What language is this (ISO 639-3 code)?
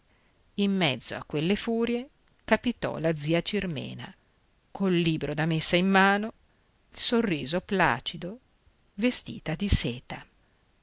ita